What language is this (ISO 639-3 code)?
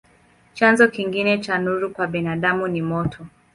swa